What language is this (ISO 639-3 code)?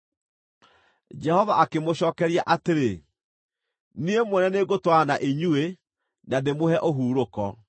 kik